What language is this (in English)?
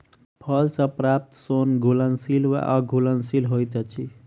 Maithili